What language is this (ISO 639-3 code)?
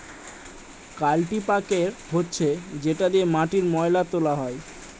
ben